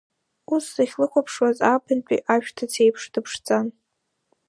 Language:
Abkhazian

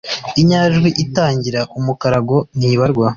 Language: Kinyarwanda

